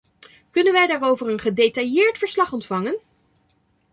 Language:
Dutch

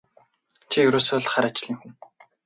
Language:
Mongolian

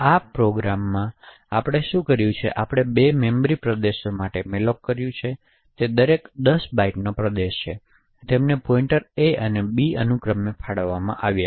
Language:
Gujarati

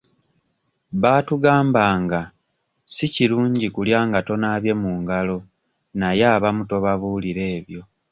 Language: Ganda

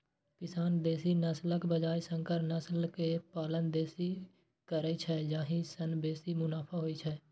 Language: Maithili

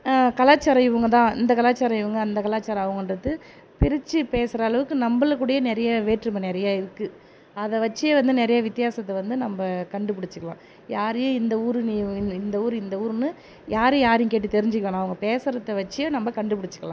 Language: Tamil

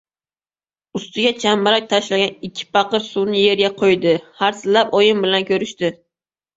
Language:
Uzbek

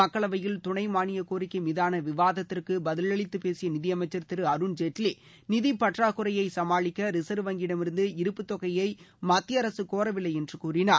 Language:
Tamil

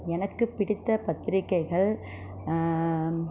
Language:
Tamil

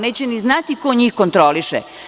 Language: Serbian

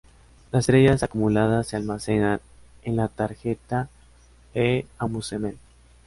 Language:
Spanish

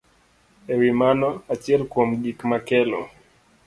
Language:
Luo (Kenya and Tanzania)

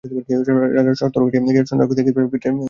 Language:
Bangla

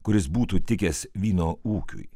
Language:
Lithuanian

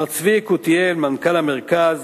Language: Hebrew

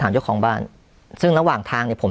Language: Thai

